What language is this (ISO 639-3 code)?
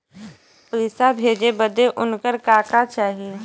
bho